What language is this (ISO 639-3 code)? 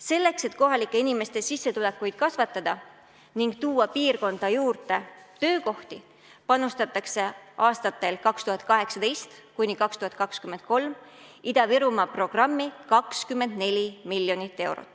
est